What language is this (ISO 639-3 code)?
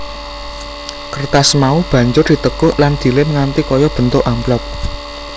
jav